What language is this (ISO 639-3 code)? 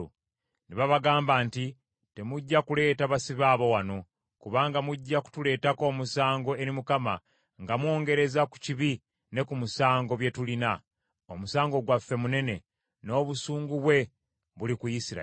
lug